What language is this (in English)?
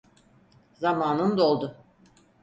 Turkish